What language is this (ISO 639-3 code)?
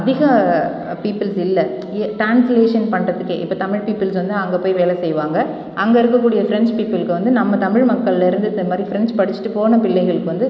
tam